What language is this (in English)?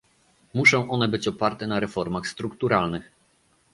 Polish